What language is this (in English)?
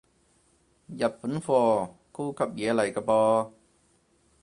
Cantonese